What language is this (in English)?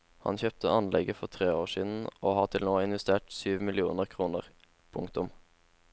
Norwegian